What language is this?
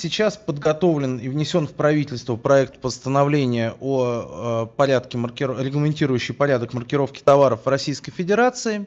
Russian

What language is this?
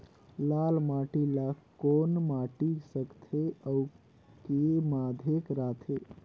Chhattisgarhi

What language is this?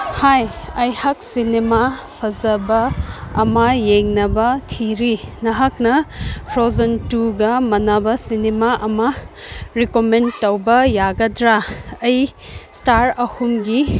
Manipuri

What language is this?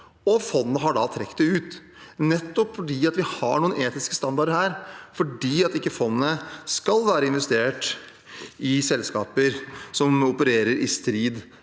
Norwegian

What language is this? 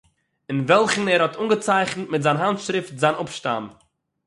Yiddish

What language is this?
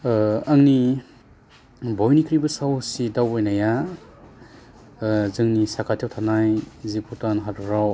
Bodo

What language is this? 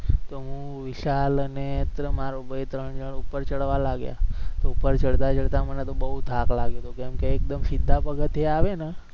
Gujarati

